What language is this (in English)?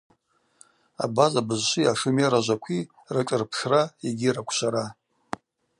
Abaza